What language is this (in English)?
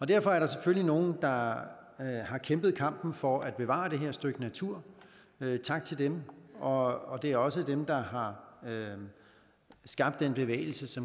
Danish